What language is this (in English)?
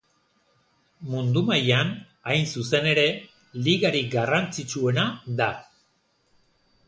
Basque